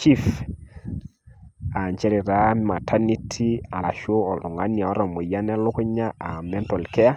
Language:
Masai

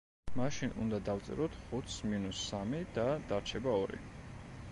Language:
Georgian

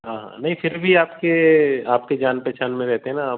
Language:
Hindi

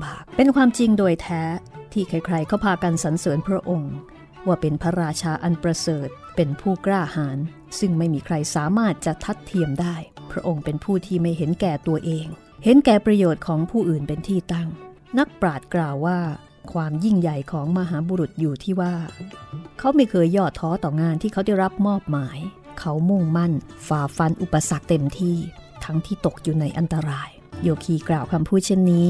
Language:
Thai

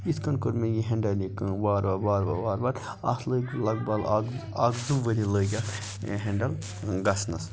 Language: Kashmiri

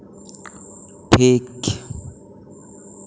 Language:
Santali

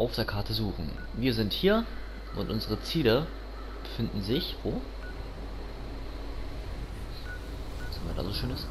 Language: German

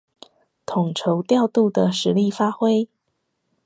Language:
Chinese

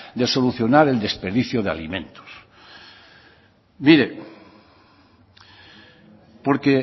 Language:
Spanish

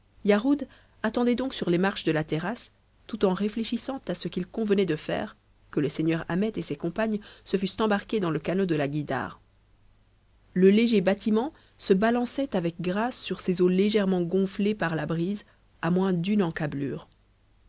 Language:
French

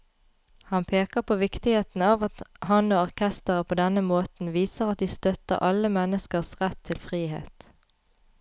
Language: Norwegian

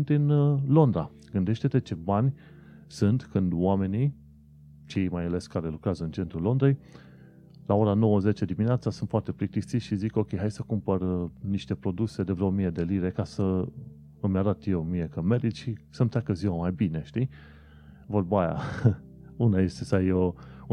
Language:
Romanian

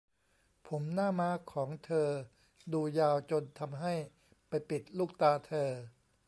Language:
Thai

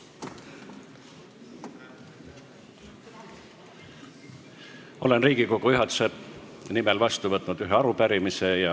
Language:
Estonian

